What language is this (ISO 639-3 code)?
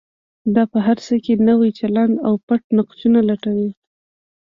pus